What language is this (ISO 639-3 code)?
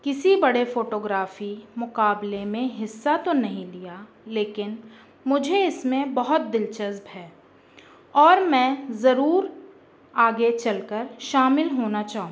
urd